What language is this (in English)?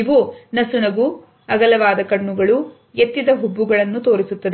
Kannada